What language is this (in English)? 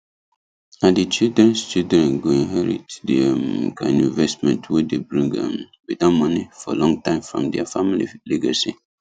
Nigerian Pidgin